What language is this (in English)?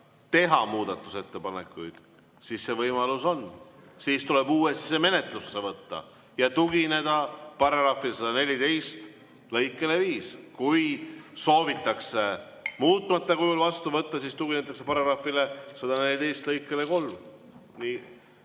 Estonian